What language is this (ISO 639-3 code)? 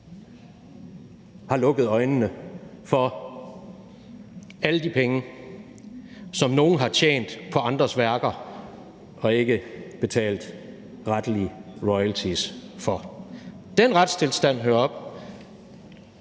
dan